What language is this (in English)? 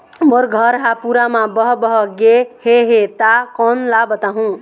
Chhattisgarhi